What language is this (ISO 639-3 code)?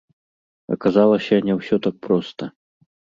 bel